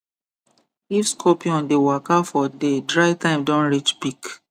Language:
Nigerian Pidgin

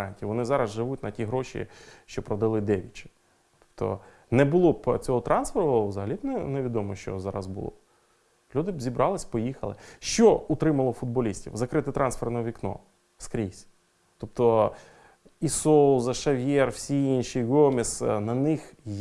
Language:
Ukrainian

